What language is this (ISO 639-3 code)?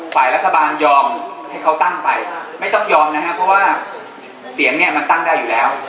tha